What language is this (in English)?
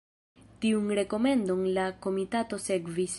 Esperanto